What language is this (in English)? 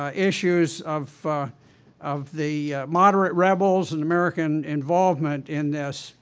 English